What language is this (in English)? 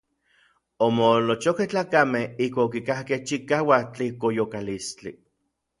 Orizaba Nahuatl